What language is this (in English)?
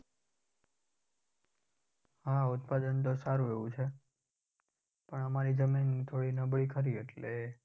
Gujarati